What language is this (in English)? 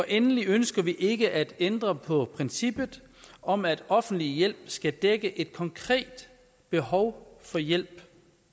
Danish